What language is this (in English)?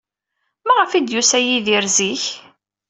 Kabyle